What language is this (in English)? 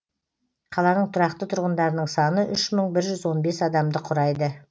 Kazakh